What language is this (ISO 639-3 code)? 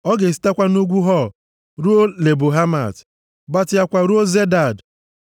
ibo